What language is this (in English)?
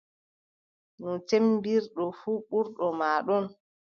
Adamawa Fulfulde